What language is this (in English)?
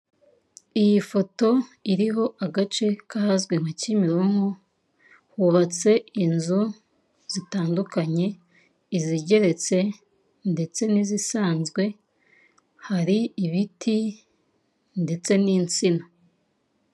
Kinyarwanda